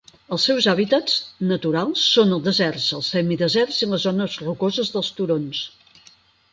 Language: Catalan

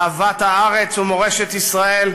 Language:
Hebrew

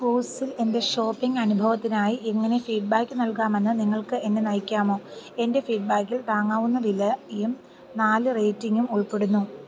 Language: Malayalam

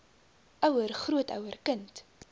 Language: Afrikaans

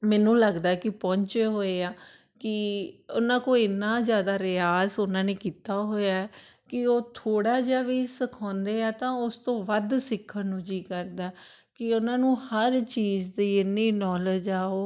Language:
Punjabi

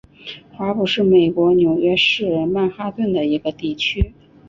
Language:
Chinese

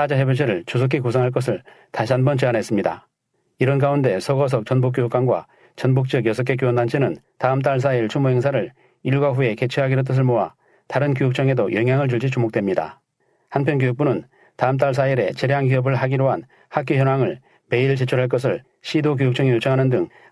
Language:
Korean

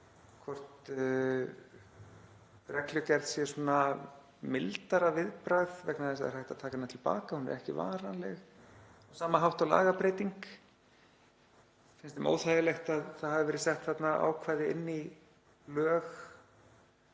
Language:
Icelandic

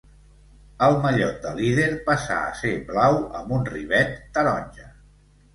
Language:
Catalan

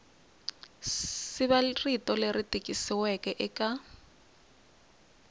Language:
Tsonga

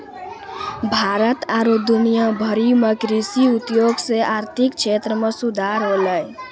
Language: Maithili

